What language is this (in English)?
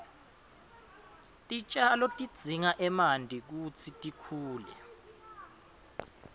Swati